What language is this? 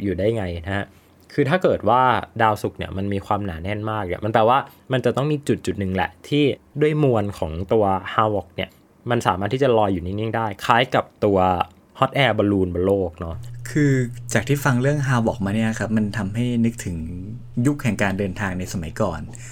Thai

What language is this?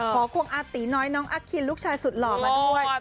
Thai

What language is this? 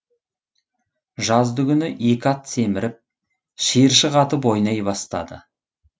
Kazakh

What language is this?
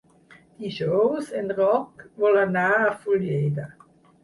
Catalan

